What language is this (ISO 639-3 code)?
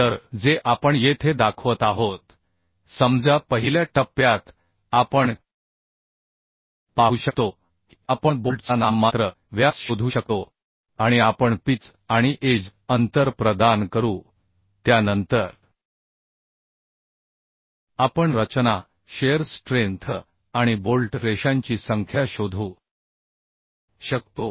mar